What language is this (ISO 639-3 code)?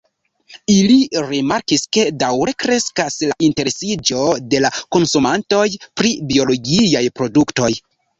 epo